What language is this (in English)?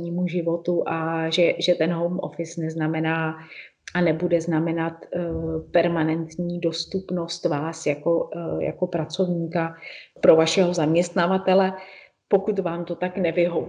Czech